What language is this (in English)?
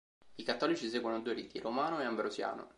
Italian